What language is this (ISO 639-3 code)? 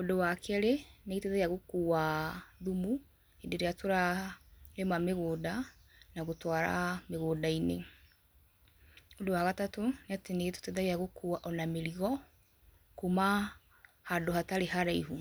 kik